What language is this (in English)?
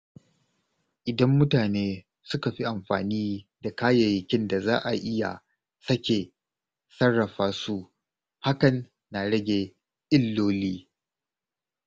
Hausa